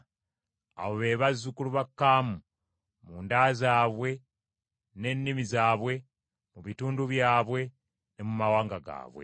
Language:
Ganda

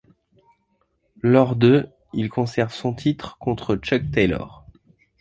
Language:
French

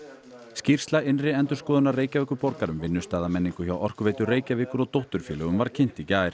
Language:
Icelandic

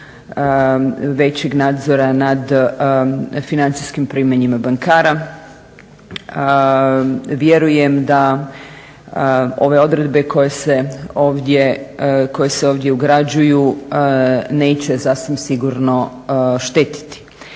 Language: Croatian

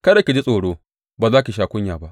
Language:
Hausa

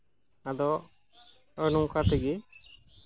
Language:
Santali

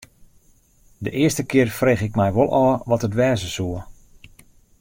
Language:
Western Frisian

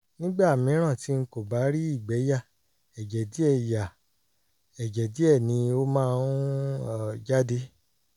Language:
Yoruba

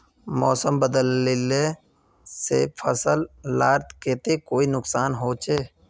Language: Magahi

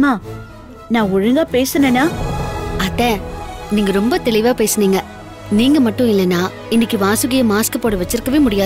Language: Korean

